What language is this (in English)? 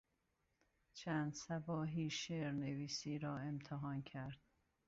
Persian